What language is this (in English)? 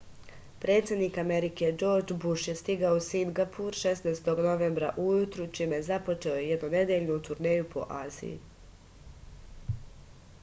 Serbian